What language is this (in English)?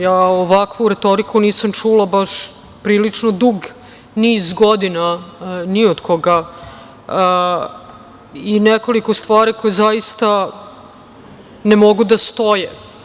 Serbian